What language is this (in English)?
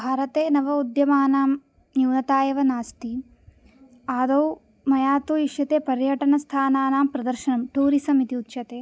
Sanskrit